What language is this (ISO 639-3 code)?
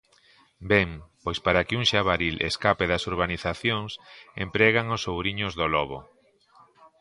glg